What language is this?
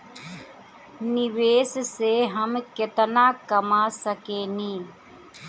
Bhojpuri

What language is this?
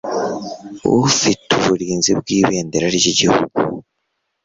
Kinyarwanda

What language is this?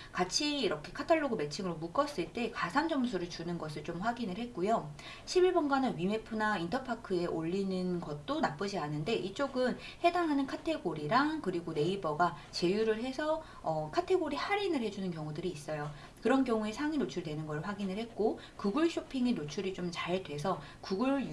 Korean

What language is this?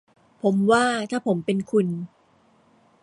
Thai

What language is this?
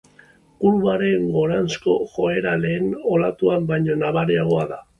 Basque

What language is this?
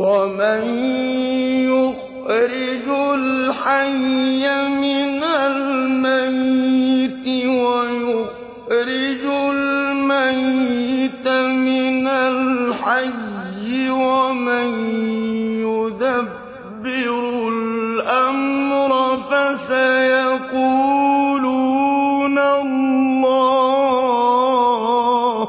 Arabic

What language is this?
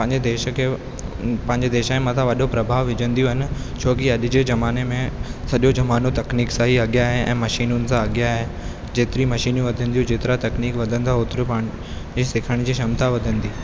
Sindhi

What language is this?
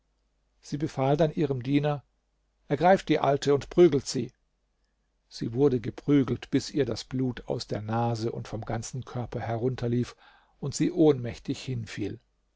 German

